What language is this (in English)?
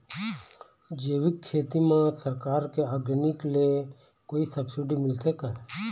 Chhattisgarhi